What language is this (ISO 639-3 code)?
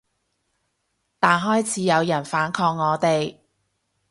yue